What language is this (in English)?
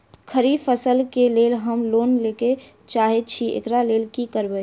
Maithili